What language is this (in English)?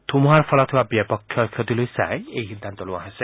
Assamese